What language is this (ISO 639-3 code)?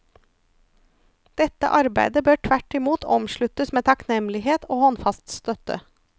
nor